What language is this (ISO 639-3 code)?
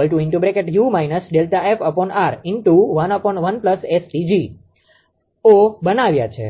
guj